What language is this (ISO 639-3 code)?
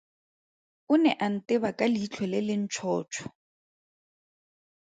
tsn